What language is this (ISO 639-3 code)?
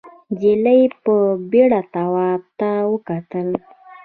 pus